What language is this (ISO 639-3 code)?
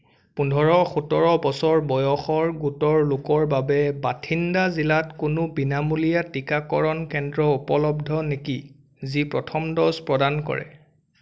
asm